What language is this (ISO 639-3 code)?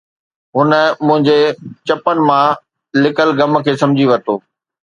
snd